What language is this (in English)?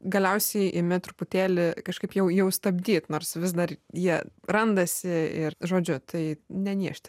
Lithuanian